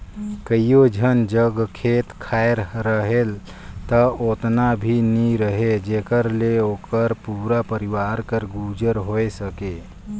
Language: Chhattisgarhi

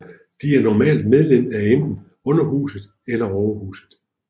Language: Danish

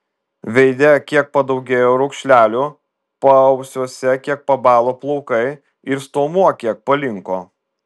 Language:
Lithuanian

